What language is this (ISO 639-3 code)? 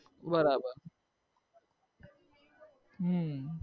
guj